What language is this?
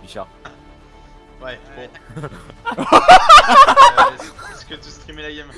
French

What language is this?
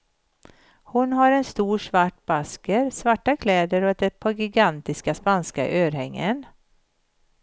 Swedish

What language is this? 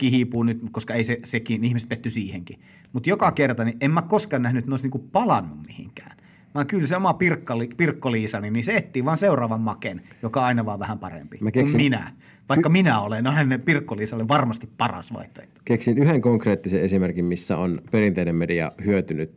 Finnish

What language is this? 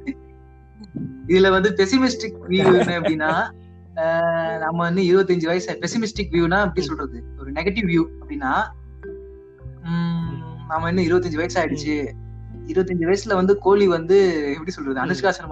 Tamil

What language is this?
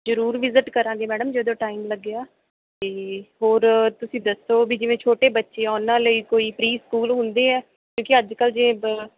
Punjabi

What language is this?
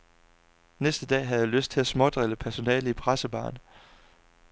Danish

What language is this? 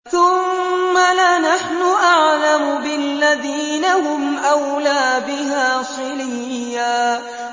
Arabic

